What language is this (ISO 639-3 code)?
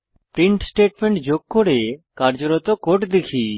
ben